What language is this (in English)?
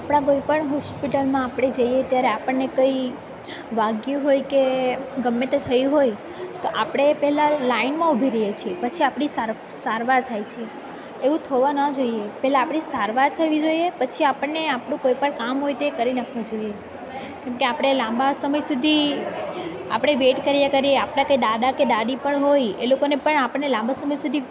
Gujarati